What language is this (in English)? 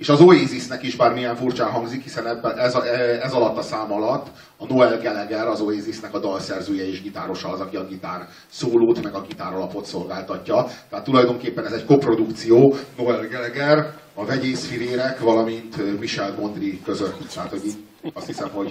Hungarian